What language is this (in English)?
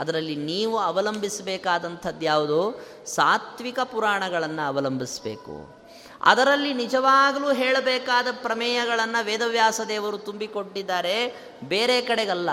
Kannada